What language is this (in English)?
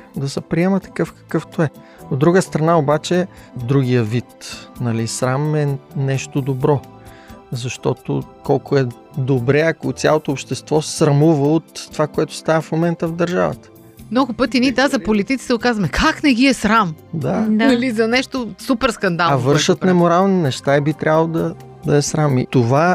Bulgarian